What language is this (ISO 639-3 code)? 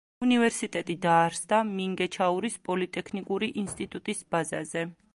kat